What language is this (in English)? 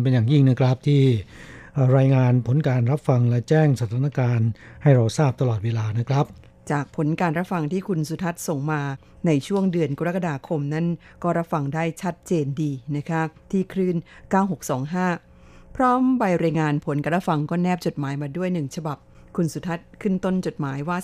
Thai